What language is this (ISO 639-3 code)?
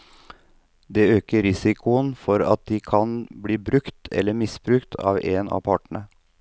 nor